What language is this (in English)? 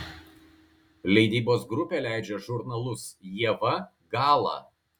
Lithuanian